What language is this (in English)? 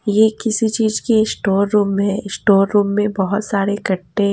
Hindi